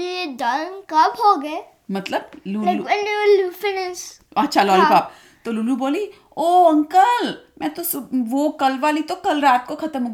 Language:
Hindi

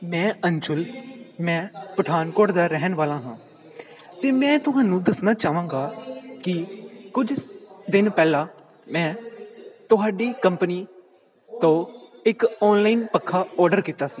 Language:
Punjabi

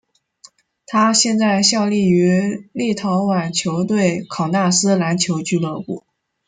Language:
Chinese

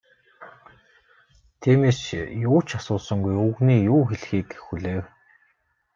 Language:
Mongolian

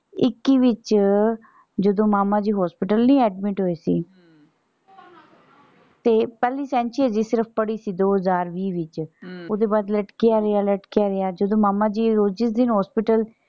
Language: Punjabi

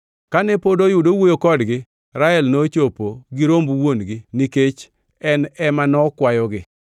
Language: Luo (Kenya and Tanzania)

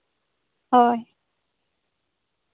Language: Santali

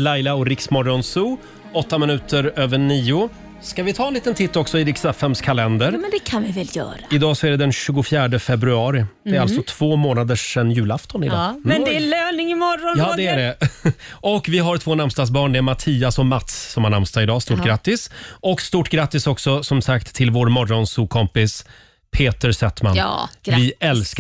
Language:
Swedish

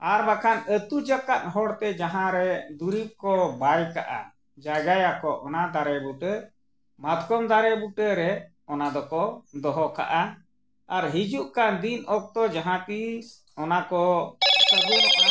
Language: Santali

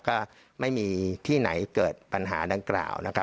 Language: Thai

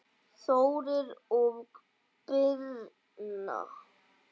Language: Icelandic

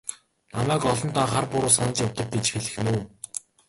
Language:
Mongolian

